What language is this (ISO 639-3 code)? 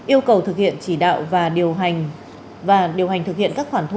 vie